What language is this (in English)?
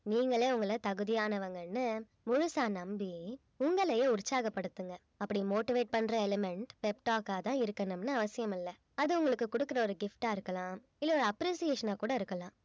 Tamil